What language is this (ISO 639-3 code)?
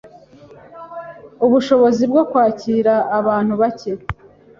kin